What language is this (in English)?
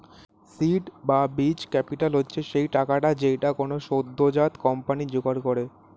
Bangla